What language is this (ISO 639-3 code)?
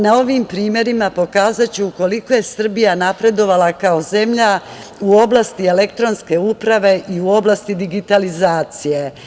srp